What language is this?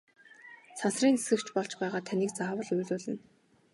Mongolian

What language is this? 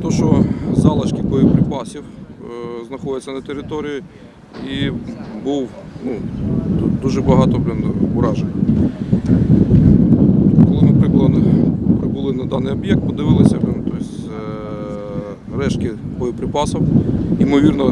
Ukrainian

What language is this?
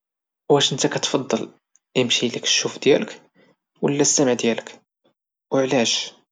Moroccan Arabic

